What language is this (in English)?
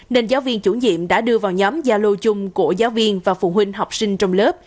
Vietnamese